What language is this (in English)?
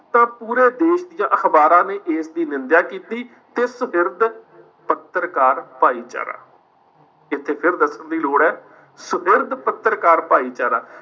Punjabi